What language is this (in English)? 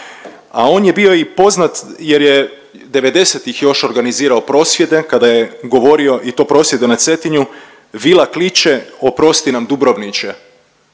Croatian